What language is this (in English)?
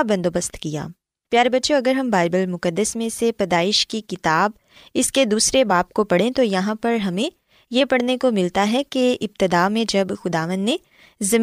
Urdu